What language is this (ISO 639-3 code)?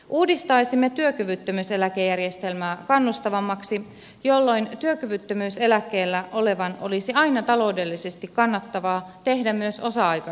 fin